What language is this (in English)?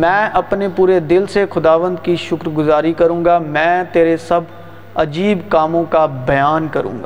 Urdu